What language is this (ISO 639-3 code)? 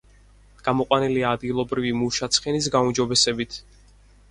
kat